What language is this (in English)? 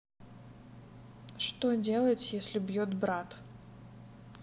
Russian